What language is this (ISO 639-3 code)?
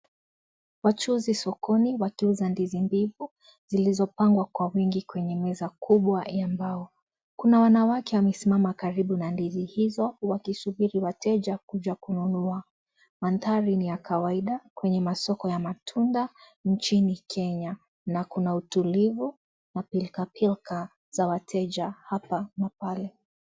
swa